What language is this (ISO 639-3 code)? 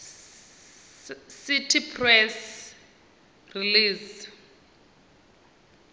ven